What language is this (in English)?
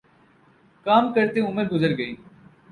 Urdu